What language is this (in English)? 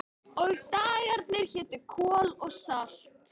Icelandic